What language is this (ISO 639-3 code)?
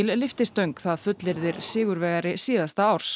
isl